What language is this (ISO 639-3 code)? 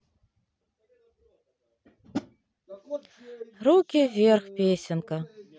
rus